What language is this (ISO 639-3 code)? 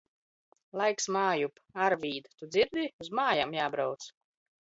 lav